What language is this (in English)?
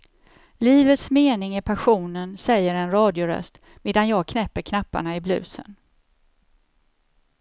Swedish